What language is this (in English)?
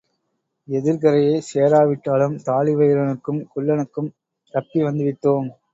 Tamil